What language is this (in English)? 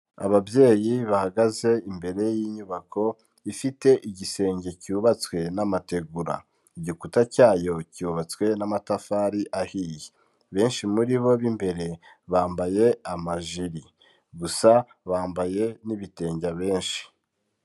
Kinyarwanda